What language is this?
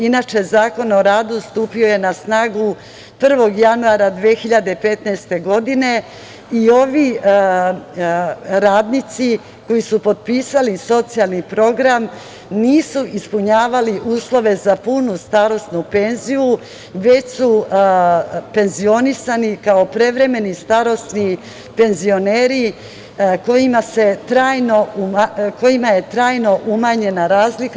Serbian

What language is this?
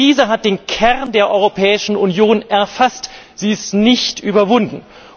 German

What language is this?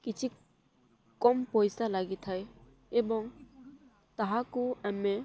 Odia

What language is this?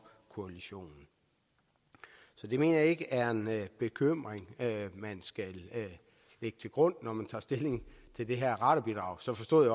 Danish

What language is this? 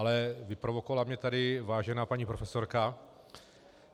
Czech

